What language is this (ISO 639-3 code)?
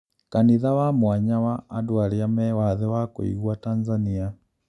kik